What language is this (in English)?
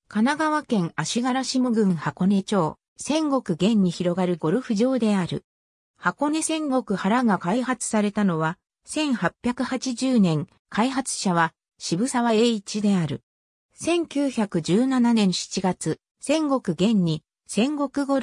Japanese